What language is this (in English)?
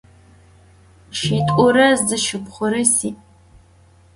Adyghe